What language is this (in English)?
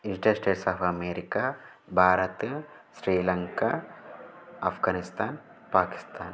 Sanskrit